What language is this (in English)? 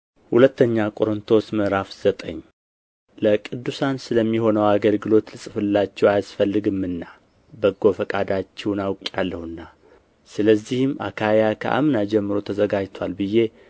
Amharic